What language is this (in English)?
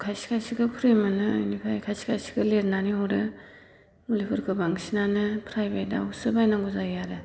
Bodo